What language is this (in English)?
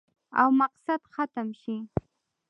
Pashto